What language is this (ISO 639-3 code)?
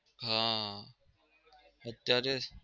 guj